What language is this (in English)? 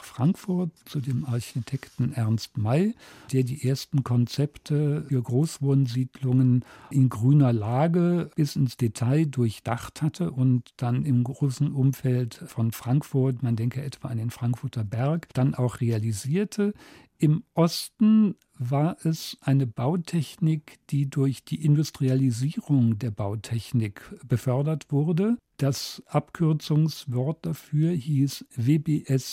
German